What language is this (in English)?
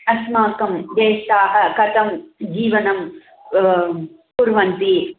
Sanskrit